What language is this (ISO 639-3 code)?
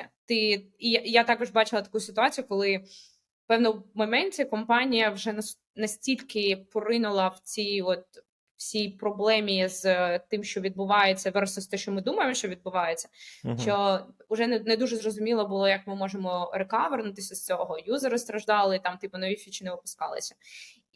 ukr